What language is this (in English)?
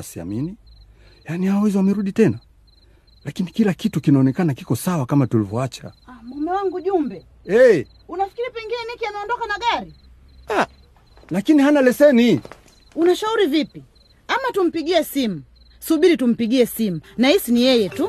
Swahili